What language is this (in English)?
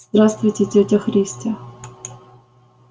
Russian